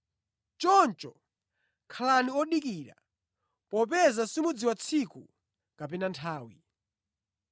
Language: Nyanja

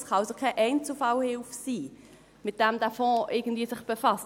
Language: Swiss German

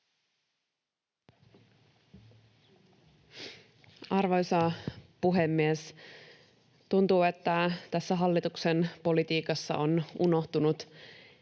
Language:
Finnish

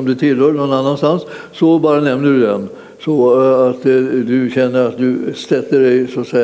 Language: Swedish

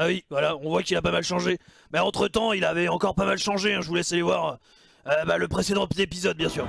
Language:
French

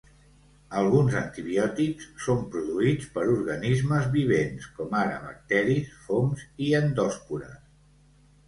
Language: Catalan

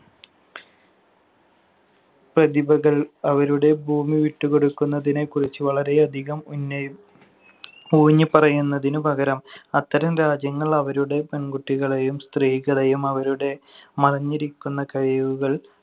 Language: Malayalam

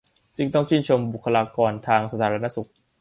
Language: Thai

